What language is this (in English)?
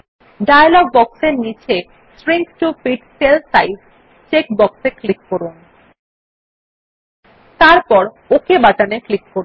Bangla